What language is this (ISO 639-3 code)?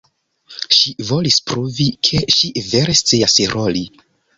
epo